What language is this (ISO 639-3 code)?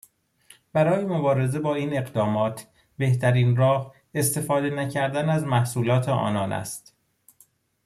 fas